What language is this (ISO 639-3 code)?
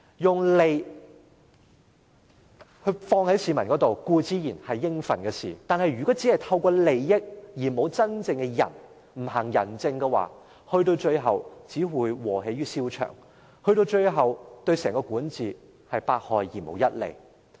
yue